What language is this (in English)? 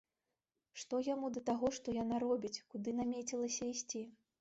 Belarusian